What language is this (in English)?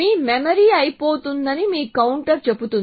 Telugu